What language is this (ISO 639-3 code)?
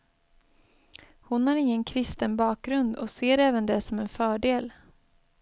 swe